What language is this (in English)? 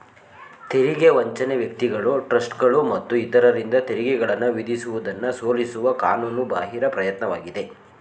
Kannada